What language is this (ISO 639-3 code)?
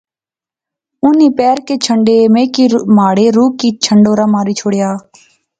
phr